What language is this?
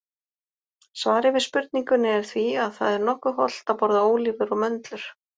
Icelandic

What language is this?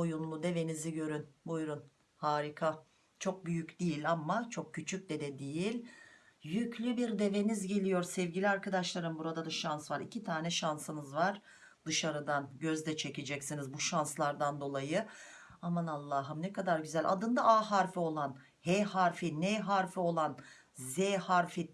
Turkish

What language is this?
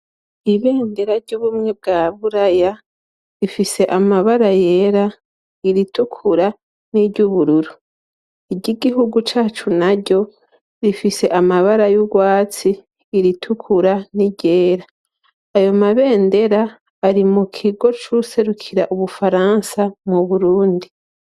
Rundi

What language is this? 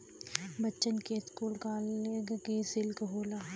Bhojpuri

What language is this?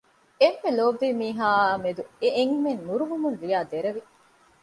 Divehi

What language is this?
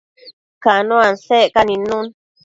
Matsés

